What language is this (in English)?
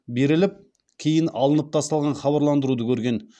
Kazakh